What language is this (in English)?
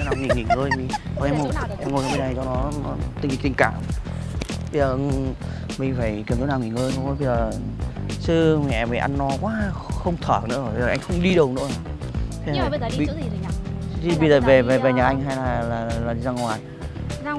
Vietnamese